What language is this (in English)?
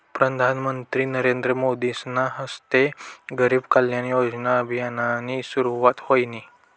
Marathi